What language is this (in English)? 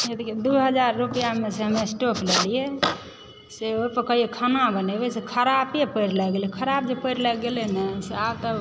Maithili